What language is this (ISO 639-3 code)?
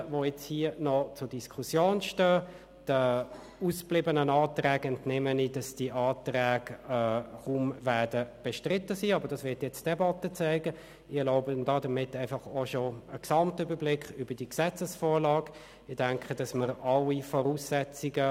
gsw